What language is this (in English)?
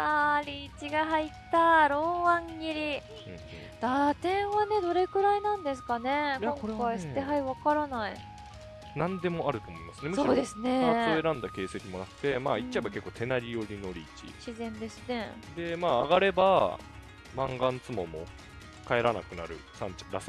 Japanese